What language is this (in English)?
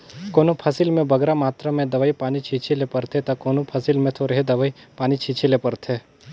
Chhattisgarhi